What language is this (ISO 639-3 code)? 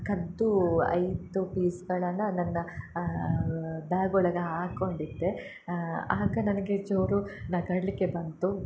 kan